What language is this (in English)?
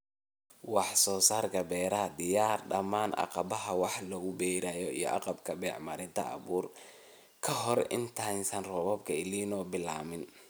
Somali